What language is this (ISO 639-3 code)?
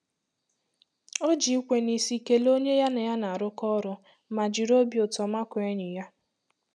ibo